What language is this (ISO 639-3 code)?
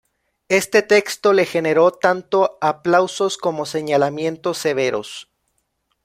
spa